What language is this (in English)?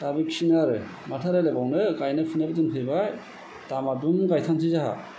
Bodo